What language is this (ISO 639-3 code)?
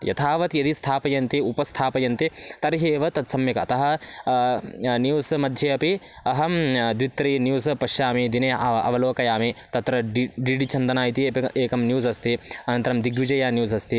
san